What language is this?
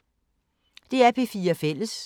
Danish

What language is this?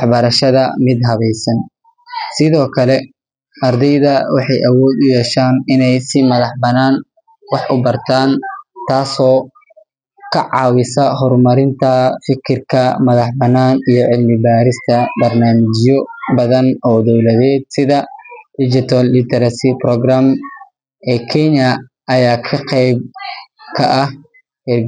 Somali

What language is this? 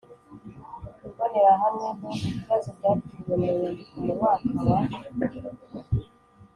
Kinyarwanda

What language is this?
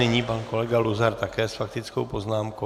Czech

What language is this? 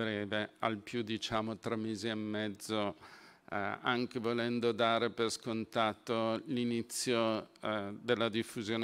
Italian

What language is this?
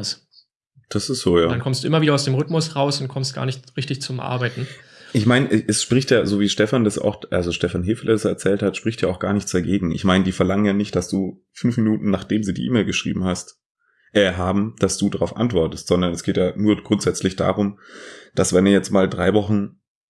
German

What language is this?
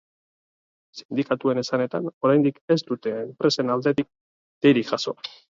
Basque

